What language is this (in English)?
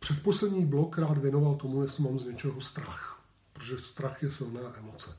Czech